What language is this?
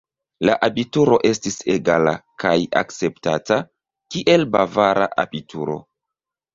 Esperanto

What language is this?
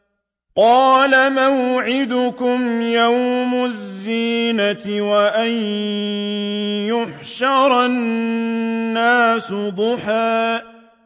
Arabic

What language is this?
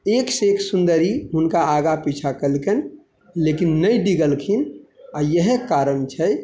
Maithili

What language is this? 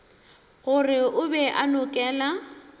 Northern Sotho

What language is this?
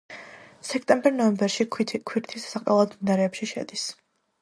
Georgian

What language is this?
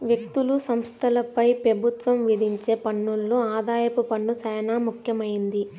Telugu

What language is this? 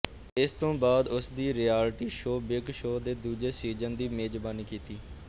Punjabi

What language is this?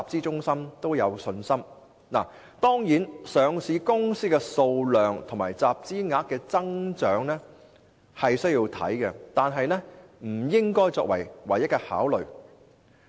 Cantonese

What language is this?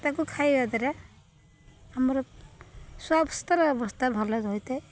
Odia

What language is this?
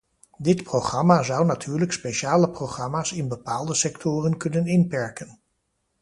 Dutch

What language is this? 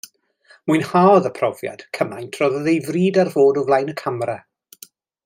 Welsh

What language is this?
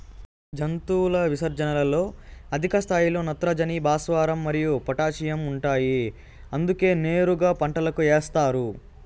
Telugu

